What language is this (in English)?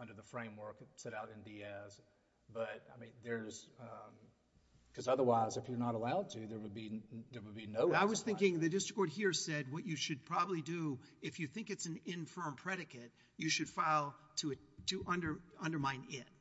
English